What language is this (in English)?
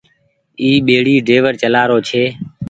Goaria